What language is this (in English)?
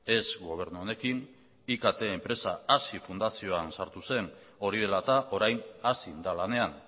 Basque